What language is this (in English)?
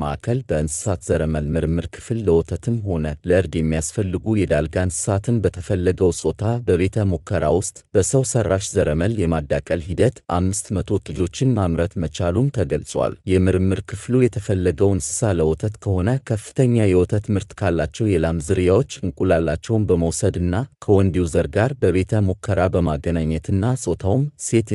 Arabic